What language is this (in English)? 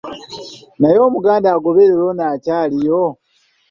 Ganda